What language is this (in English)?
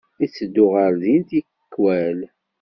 Kabyle